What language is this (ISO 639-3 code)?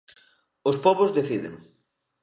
glg